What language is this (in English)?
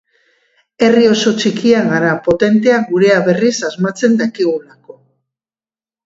Basque